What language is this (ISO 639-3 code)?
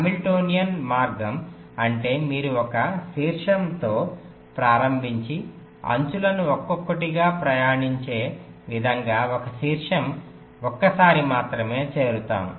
tel